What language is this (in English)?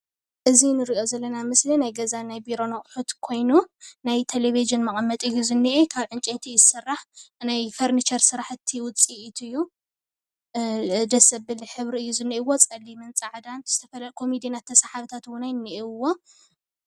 Tigrinya